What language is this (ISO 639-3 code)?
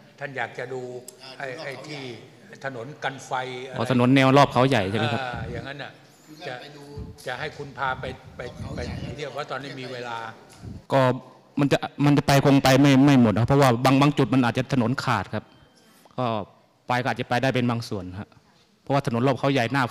tha